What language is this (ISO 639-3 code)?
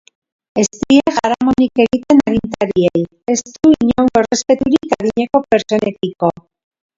eus